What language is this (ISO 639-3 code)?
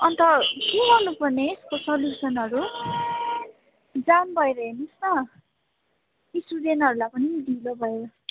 nep